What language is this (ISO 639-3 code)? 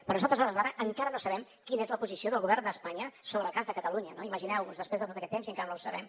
cat